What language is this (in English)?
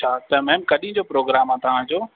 Sindhi